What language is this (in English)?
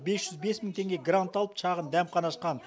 Kazakh